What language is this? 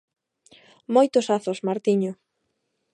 Galician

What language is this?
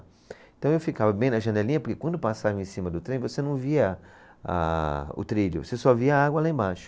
Portuguese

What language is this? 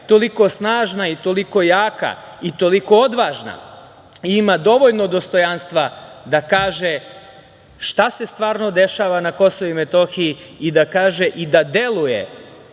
Serbian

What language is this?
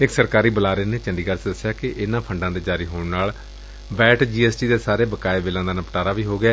Punjabi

